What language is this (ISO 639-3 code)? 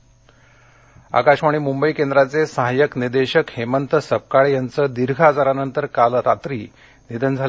mar